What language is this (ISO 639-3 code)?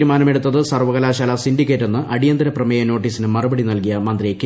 mal